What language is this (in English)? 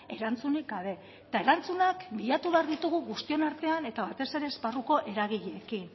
Basque